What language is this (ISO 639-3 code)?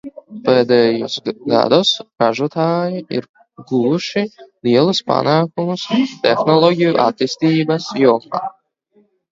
lav